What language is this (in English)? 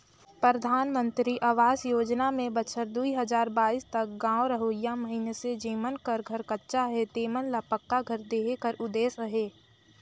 Chhattisgarhi